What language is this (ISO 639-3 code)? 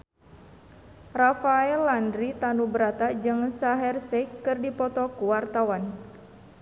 sun